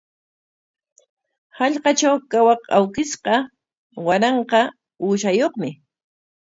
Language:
Corongo Ancash Quechua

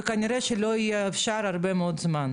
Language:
Hebrew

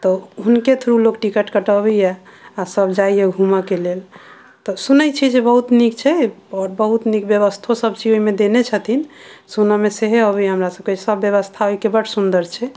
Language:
Maithili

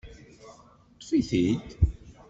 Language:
Kabyle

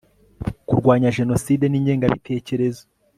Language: Kinyarwanda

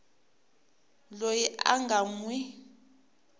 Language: Tsonga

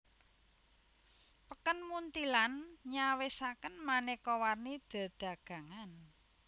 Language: Javanese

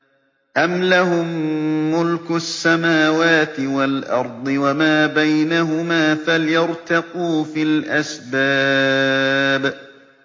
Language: Arabic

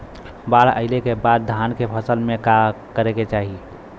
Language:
Bhojpuri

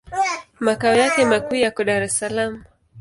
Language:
Swahili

